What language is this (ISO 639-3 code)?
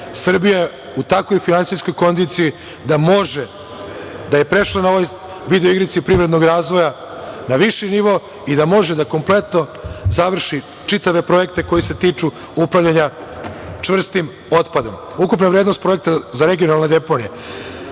srp